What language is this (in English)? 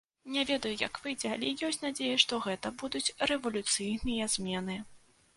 Belarusian